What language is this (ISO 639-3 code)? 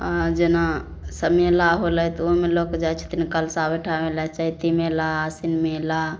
mai